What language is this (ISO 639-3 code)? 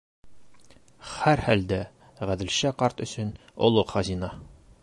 bak